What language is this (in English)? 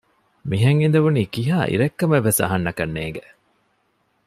Divehi